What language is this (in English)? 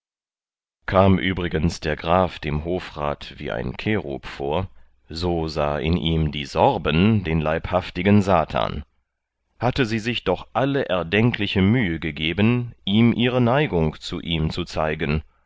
German